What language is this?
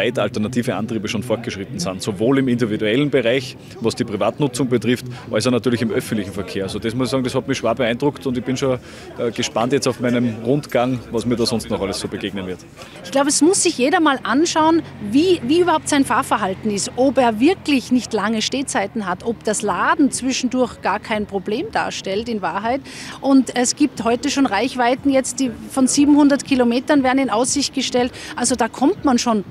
German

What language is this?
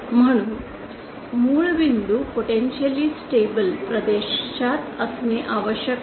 Marathi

